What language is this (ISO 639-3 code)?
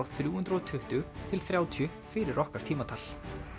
isl